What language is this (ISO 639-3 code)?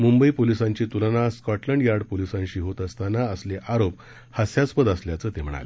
mar